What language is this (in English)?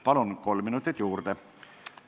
Estonian